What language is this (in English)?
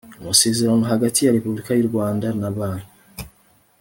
Kinyarwanda